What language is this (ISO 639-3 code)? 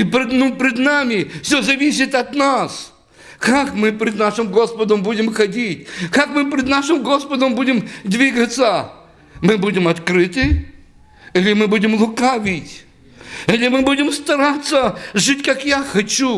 rus